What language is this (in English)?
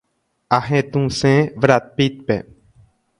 Guarani